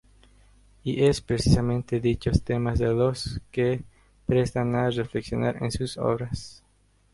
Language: Spanish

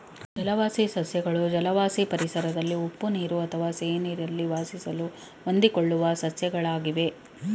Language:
Kannada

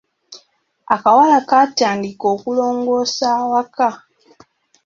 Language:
Ganda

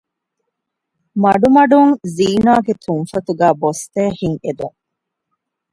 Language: Divehi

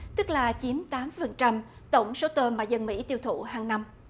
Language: Vietnamese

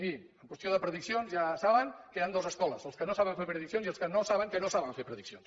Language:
Catalan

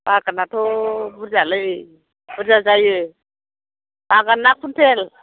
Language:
Bodo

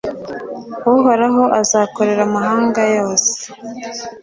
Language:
Kinyarwanda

